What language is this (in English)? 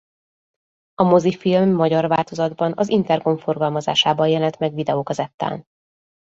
Hungarian